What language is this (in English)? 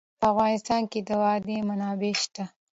Pashto